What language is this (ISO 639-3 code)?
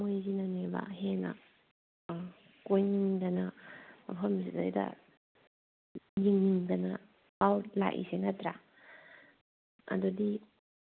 mni